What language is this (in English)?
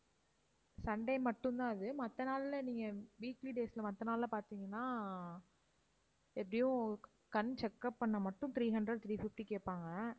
Tamil